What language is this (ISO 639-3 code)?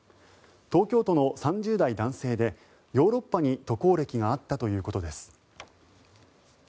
jpn